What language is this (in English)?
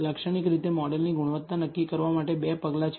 Gujarati